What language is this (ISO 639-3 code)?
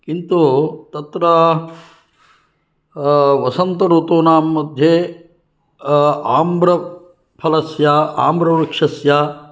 san